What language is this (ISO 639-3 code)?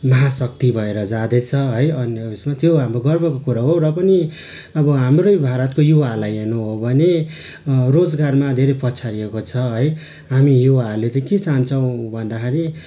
nep